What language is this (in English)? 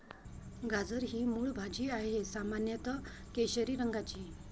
Marathi